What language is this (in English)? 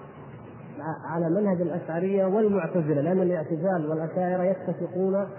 Arabic